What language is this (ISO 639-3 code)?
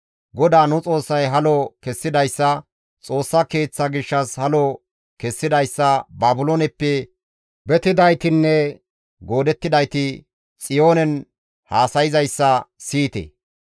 gmv